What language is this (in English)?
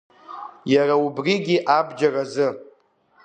Abkhazian